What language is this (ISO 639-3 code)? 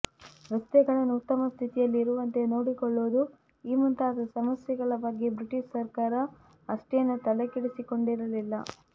kan